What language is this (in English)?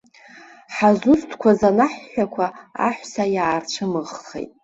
Abkhazian